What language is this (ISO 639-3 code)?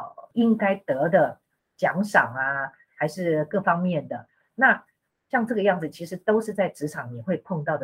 zho